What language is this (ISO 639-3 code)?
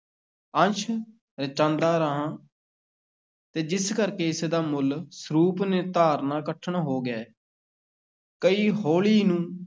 pan